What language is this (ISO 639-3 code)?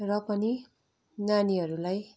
nep